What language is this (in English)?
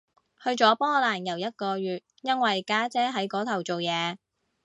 Cantonese